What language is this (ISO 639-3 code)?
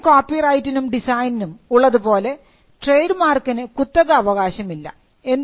mal